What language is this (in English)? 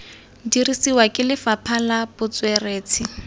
Tswana